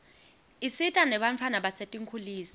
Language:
Swati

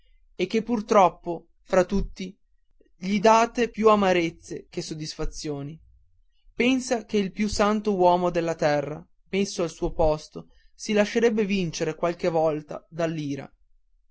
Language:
Italian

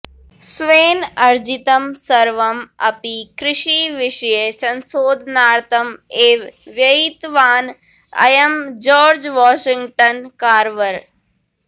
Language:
Sanskrit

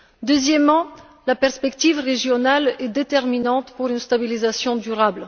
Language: French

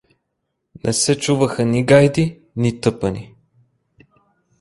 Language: Bulgarian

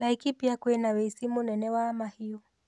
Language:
Kikuyu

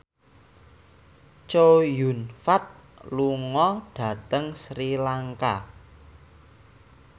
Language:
Javanese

